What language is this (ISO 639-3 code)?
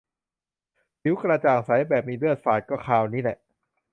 tha